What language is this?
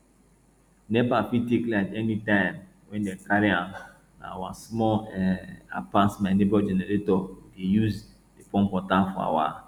Nigerian Pidgin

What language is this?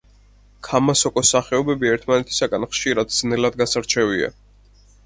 Georgian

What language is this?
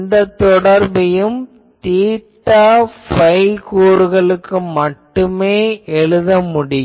Tamil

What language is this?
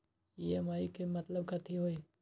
Magahi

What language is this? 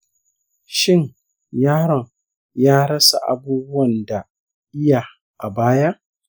Hausa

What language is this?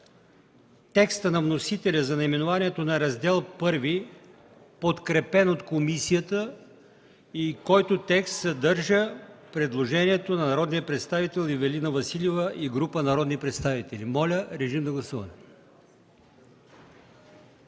Bulgarian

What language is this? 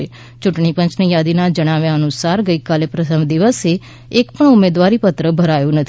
Gujarati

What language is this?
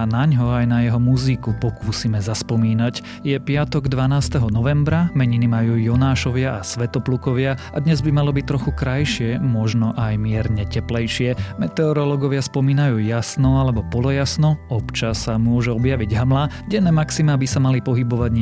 Slovak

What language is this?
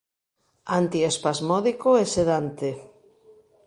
Galician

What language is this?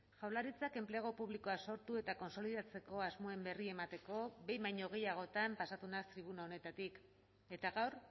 Basque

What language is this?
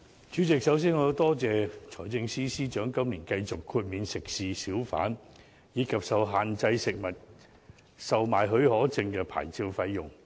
Cantonese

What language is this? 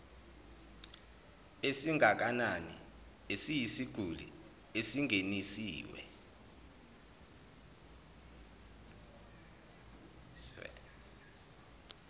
Zulu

